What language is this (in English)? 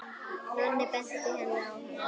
Icelandic